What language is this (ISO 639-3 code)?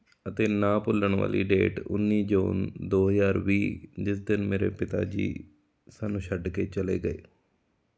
pan